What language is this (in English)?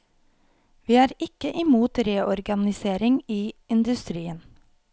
Norwegian